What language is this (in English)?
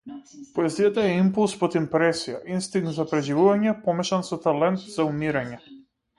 Macedonian